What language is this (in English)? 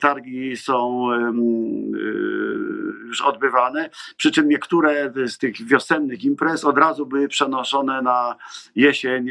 Polish